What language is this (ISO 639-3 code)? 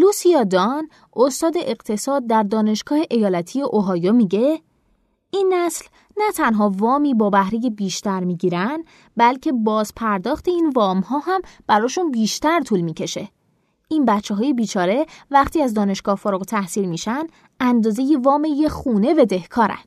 fas